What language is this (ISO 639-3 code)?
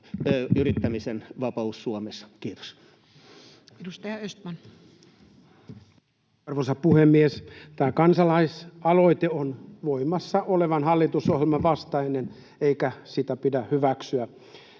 fin